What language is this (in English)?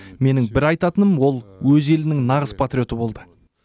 Kazakh